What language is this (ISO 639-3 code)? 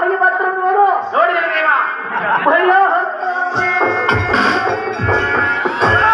kan